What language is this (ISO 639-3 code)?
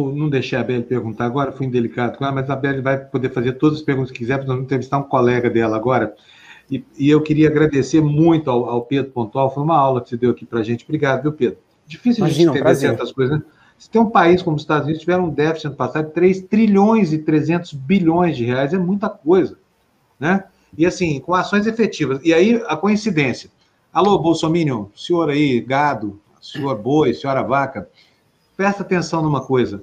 por